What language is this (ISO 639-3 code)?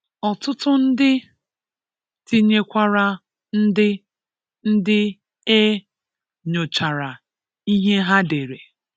ibo